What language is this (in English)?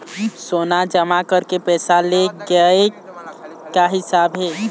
Chhattisgarhi